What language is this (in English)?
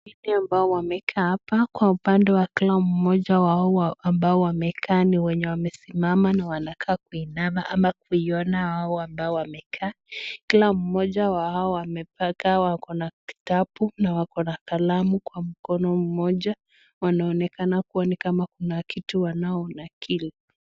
Swahili